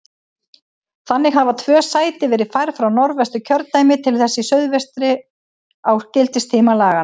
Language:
Icelandic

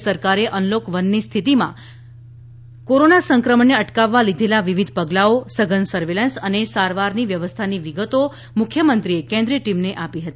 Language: Gujarati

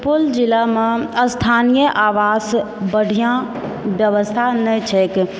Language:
Maithili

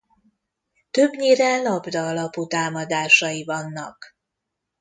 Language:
Hungarian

